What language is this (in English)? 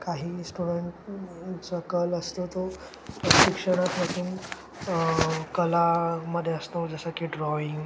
Marathi